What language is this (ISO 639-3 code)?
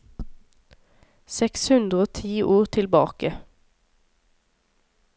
nor